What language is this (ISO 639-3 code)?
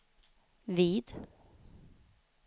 swe